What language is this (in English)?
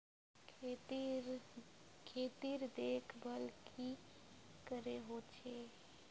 Magahi